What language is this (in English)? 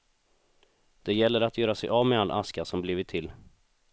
Swedish